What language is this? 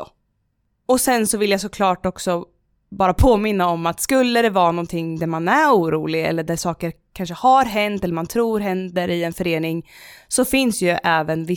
Swedish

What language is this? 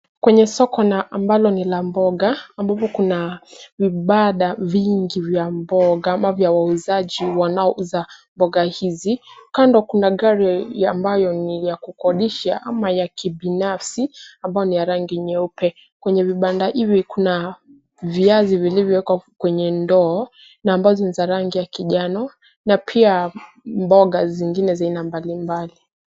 Swahili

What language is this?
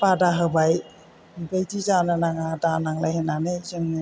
Bodo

